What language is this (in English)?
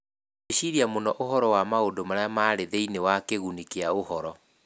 Kikuyu